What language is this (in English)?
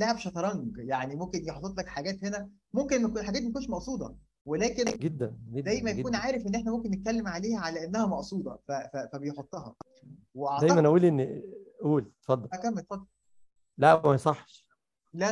Arabic